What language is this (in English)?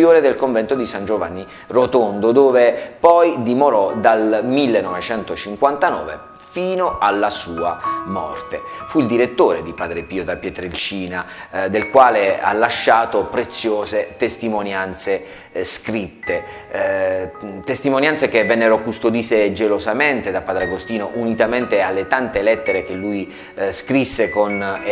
Italian